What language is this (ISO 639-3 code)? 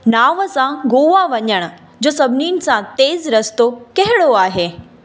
snd